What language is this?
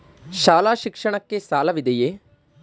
Kannada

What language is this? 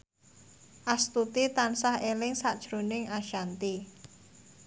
Javanese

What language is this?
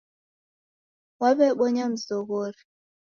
Taita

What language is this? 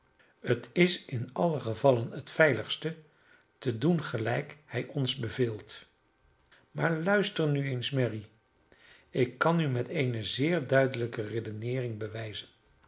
Dutch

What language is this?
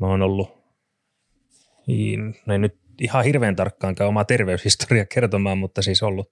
Finnish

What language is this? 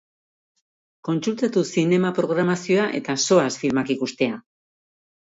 Basque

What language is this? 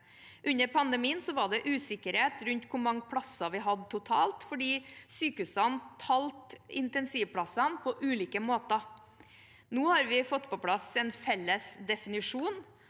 Norwegian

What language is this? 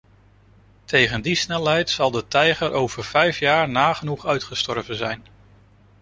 Dutch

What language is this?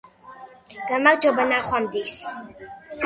Georgian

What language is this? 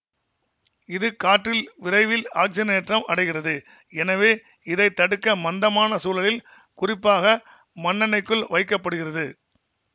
Tamil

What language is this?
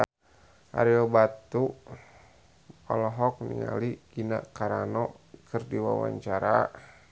Sundanese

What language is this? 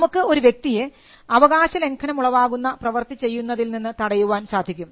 Malayalam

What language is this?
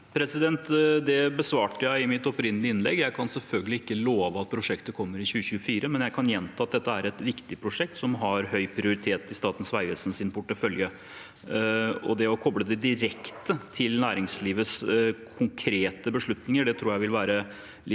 Norwegian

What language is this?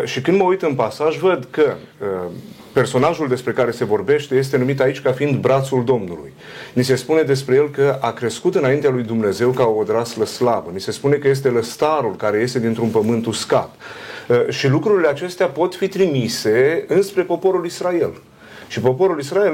Romanian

